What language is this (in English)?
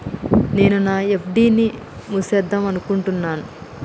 Telugu